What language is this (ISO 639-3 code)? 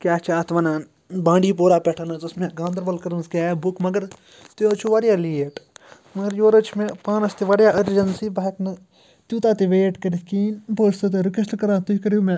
kas